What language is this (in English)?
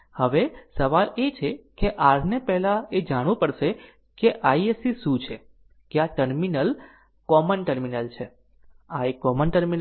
Gujarati